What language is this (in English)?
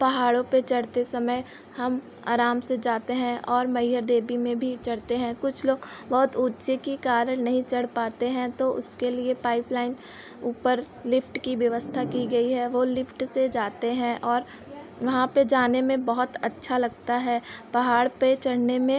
Hindi